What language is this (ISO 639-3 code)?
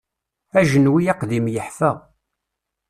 kab